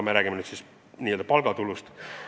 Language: Estonian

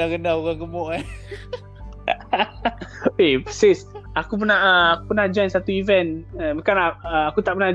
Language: Malay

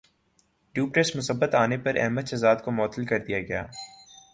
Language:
Urdu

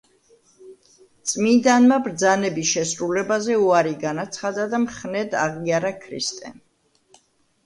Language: Georgian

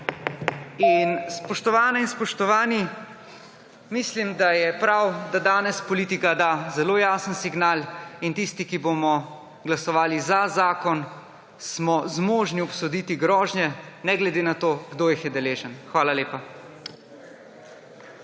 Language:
Slovenian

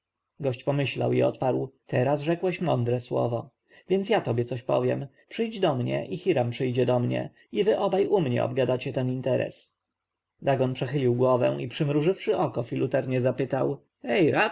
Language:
Polish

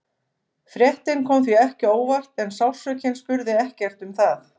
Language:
Icelandic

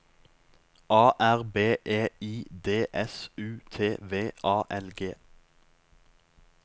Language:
Norwegian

